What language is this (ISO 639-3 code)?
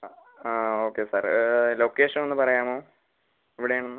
mal